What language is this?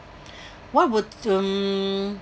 English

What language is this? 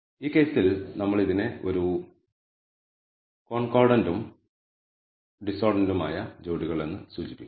Malayalam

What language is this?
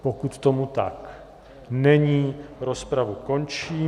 Czech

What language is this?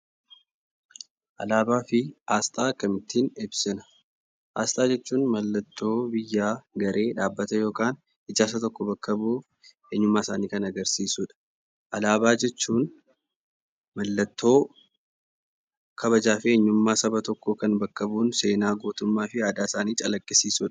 Oromo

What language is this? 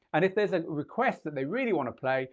English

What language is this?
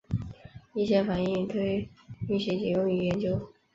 Chinese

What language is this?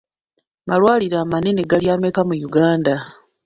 Ganda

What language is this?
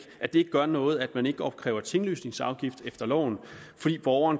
Danish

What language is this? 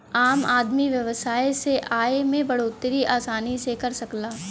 Bhojpuri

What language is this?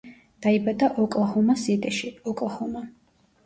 Georgian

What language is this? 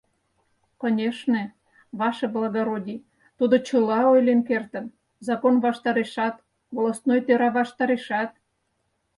Mari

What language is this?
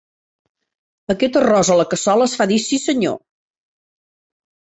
Catalan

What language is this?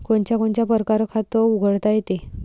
Marathi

